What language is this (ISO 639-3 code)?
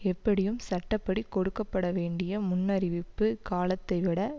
tam